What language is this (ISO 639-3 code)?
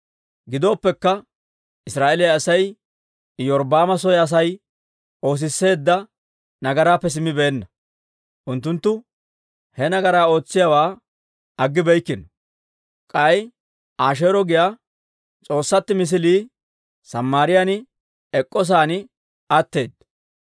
dwr